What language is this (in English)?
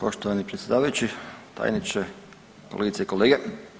Croatian